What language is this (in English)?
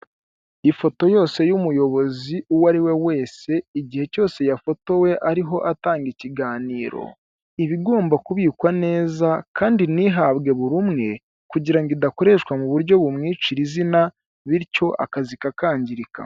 Kinyarwanda